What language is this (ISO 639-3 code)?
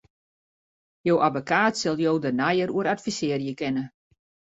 fry